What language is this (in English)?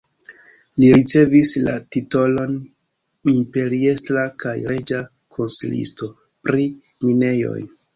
Esperanto